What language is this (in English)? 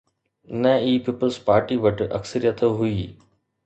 Sindhi